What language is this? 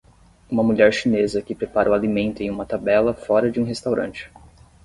Portuguese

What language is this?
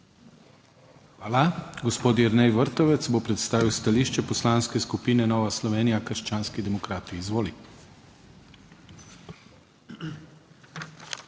Slovenian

